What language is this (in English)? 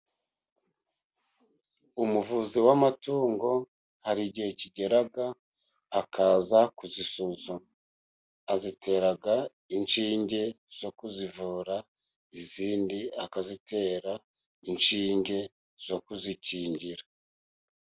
Kinyarwanda